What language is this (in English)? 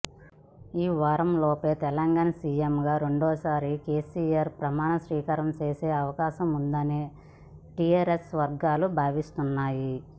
Telugu